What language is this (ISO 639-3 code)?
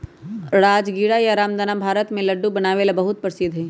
mag